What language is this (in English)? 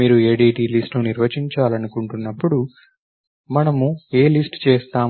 Telugu